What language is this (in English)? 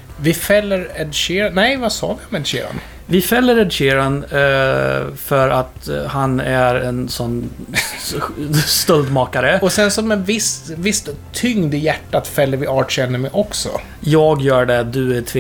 Swedish